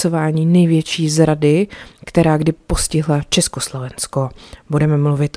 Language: Czech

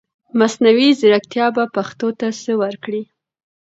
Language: Pashto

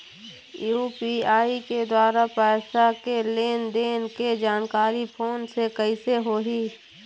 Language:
Chhattisgarhi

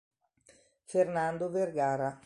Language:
Italian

